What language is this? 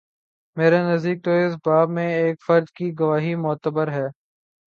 Urdu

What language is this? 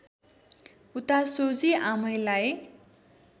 Nepali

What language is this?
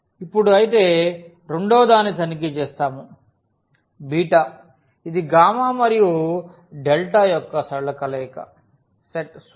Telugu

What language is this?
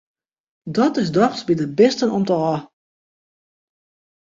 Western Frisian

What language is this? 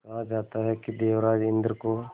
Hindi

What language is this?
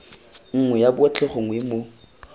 Tswana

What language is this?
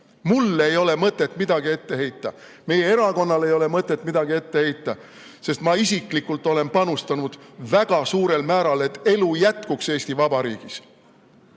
Estonian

